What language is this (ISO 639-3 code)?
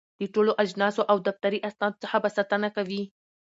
pus